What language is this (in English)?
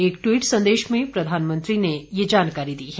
Hindi